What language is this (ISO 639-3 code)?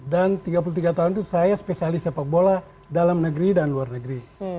ind